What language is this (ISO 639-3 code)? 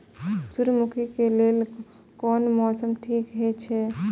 mai